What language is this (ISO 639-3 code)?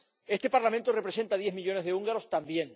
spa